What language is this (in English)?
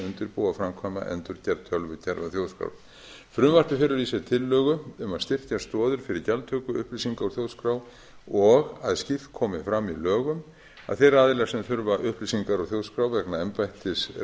Icelandic